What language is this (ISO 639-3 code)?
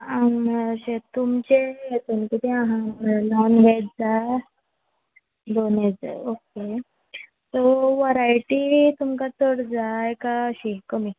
kok